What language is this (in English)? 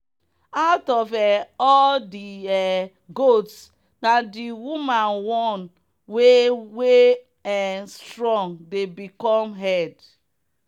Nigerian Pidgin